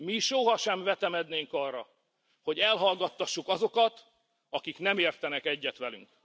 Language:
Hungarian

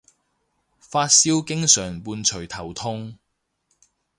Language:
Cantonese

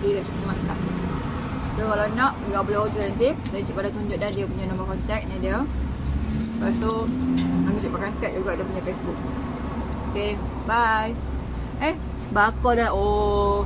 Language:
Malay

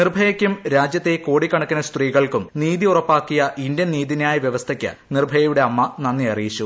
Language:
Malayalam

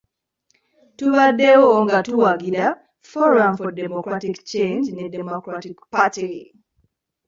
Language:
Ganda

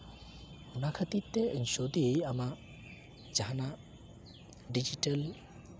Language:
Santali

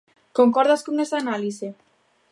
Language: Galician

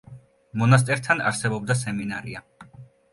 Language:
Georgian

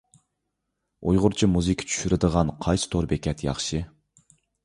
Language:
Uyghur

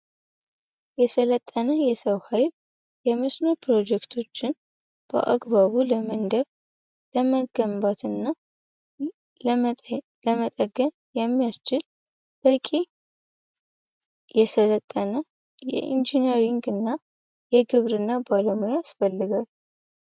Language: Amharic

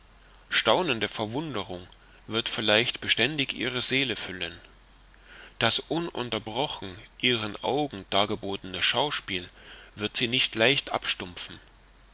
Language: German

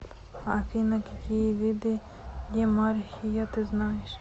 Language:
Russian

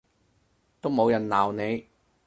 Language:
Cantonese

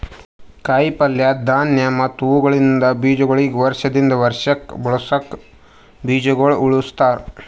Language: Kannada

